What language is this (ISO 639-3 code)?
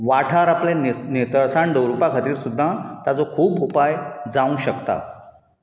kok